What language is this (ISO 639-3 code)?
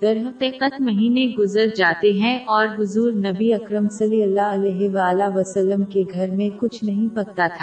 urd